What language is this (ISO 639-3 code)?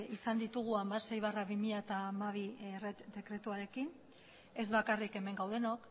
eus